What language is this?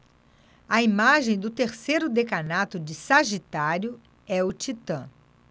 Portuguese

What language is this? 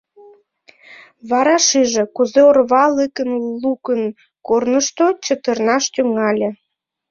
Mari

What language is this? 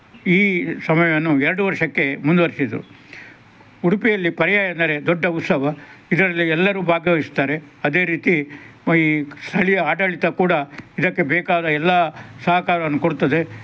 Kannada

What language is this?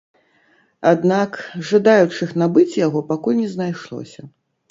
Belarusian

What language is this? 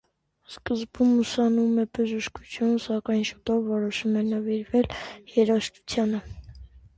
Armenian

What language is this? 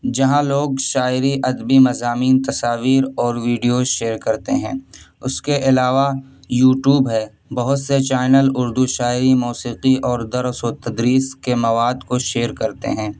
Urdu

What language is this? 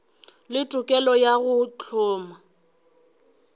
Northern Sotho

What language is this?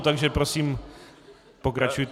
Czech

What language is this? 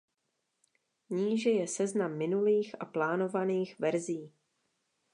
Czech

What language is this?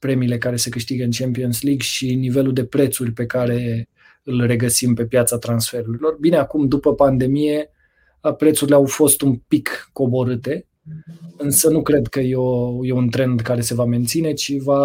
Romanian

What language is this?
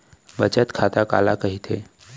Chhattisgarhi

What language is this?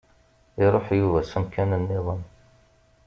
Kabyle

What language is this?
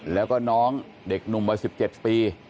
Thai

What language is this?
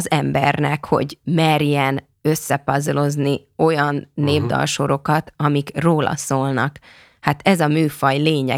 Hungarian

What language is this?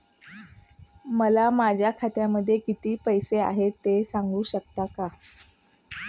Marathi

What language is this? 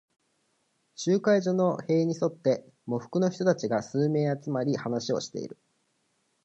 Japanese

